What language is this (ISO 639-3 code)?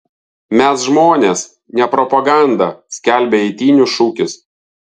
lit